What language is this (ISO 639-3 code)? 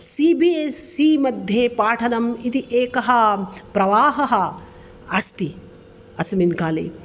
san